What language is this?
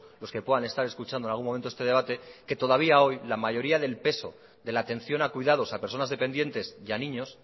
Spanish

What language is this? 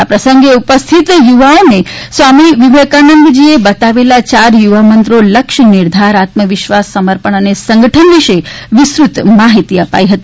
Gujarati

